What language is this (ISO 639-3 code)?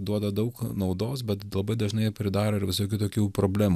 lit